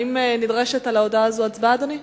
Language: Hebrew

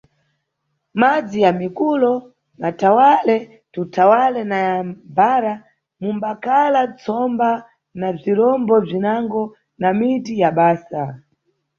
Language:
Nyungwe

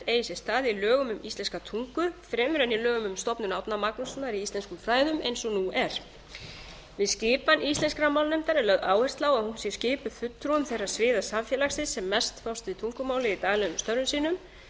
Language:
Icelandic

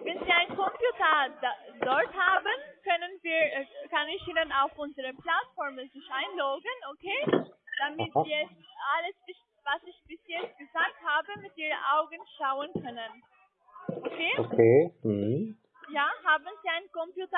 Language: German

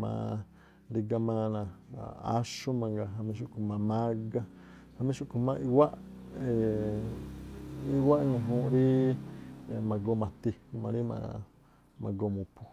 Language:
Tlacoapa Me'phaa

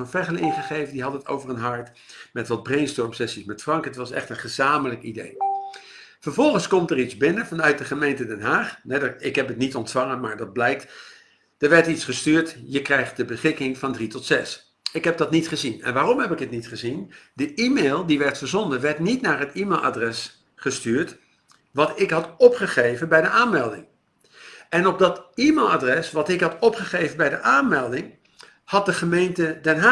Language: Dutch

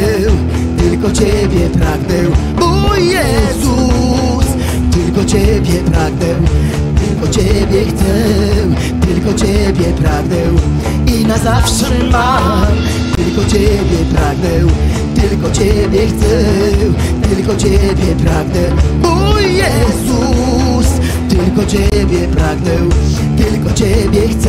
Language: Polish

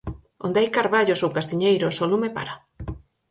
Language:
Galician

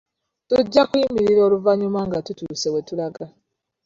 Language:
Ganda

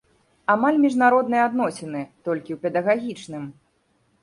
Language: Belarusian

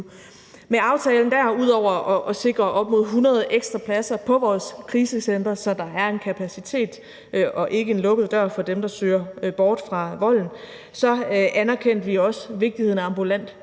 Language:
Danish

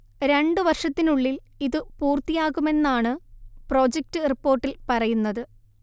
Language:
Malayalam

